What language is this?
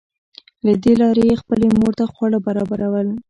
Pashto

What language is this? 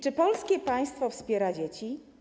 Polish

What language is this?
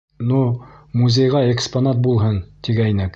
Bashkir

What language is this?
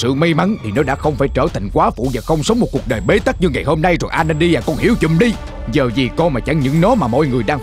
Vietnamese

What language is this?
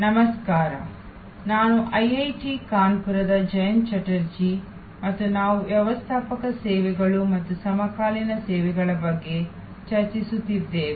Kannada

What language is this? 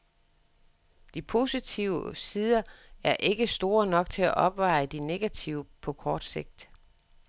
Danish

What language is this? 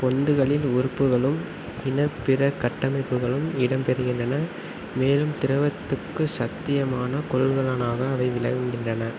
Tamil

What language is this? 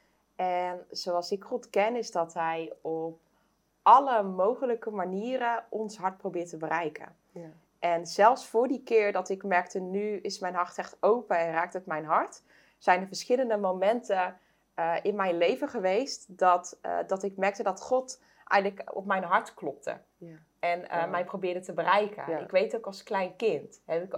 Dutch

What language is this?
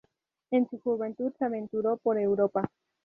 Spanish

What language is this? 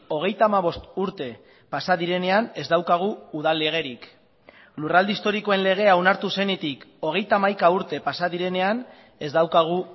Basque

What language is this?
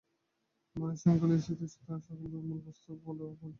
Bangla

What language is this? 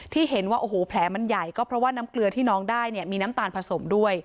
Thai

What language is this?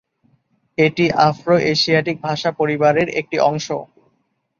Bangla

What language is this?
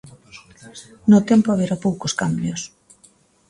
Galician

